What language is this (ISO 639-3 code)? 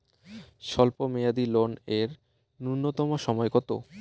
ben